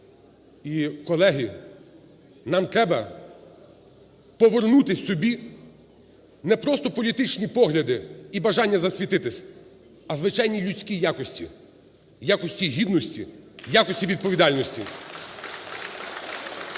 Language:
Ukrainian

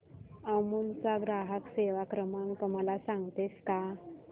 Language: Marathi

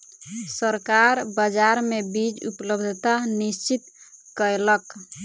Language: Maithili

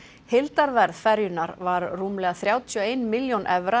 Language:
Icelandic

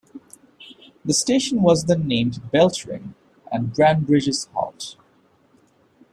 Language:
English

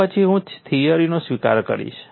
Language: Gujarati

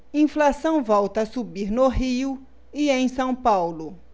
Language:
Portuguese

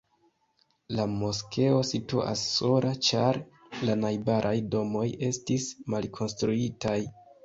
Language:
Esperanto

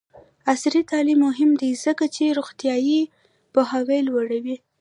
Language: Pashto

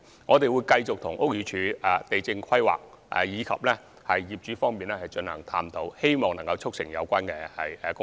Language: Cantonese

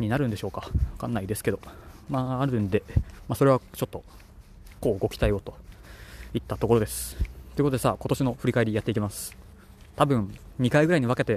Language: Japanese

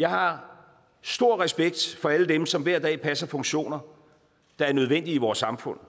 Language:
Danish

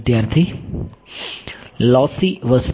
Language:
Gujarati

